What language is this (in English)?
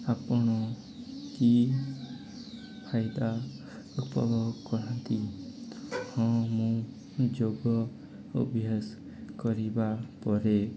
Odia